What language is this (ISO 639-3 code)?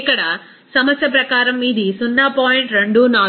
tel